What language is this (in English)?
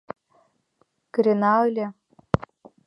Mari